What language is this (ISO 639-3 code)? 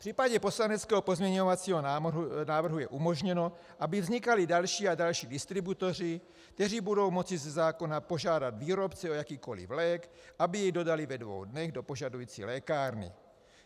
ces